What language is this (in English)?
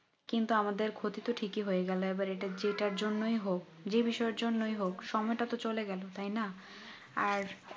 Bangla